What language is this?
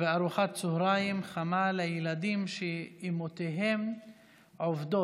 Hebrew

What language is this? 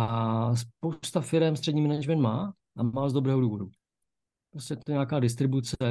Czech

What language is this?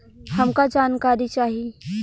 Bhojpuri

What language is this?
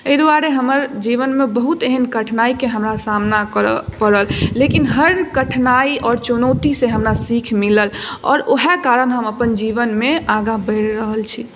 Maithili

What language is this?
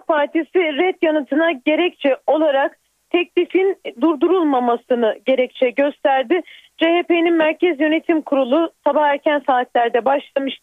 Turkish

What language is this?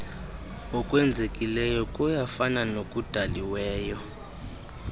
Xhosa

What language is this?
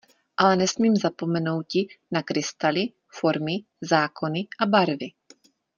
Czech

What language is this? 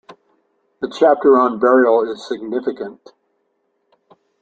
English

